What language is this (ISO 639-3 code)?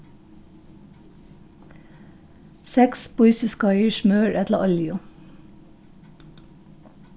fao